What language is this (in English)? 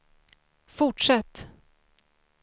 Swedish